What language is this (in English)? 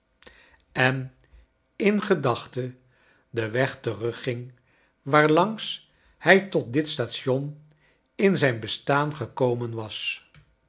Dutch